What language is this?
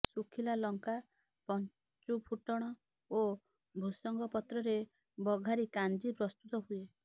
Odia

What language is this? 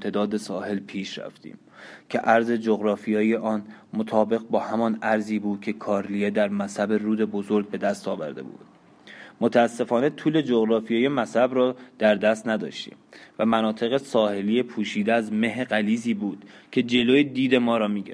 Persian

